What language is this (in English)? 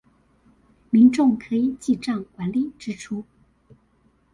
Chinese